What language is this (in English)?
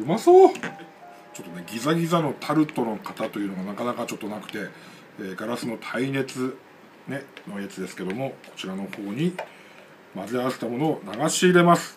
Japanese